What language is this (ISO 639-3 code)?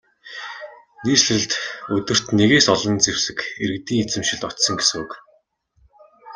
mon